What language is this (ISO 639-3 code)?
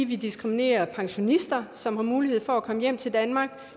dan